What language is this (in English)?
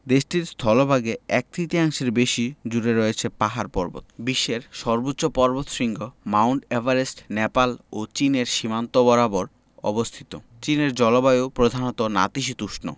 Bangla